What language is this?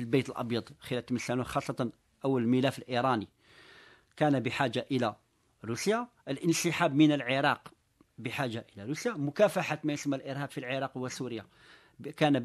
Arabic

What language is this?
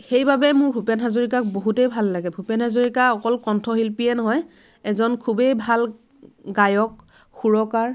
Assamese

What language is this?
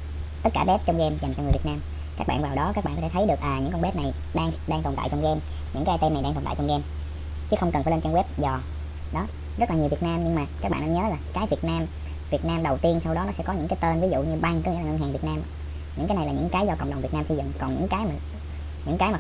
Vietnamese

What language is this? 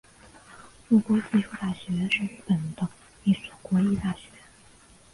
Chinese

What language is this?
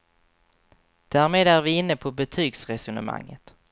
Swedish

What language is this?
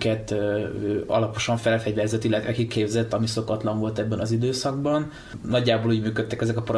Hungarian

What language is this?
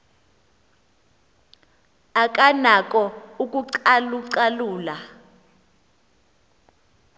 Xhosa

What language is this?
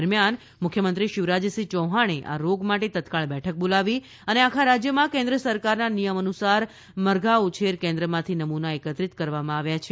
Gujarati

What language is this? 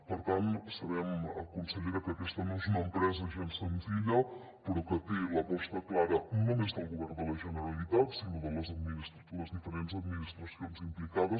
Catalan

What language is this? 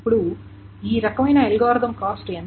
Telugu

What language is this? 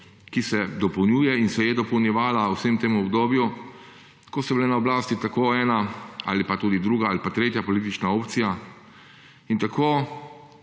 Slovenian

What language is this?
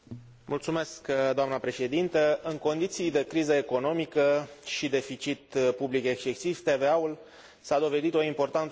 Romanian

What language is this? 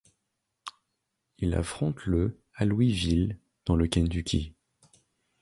French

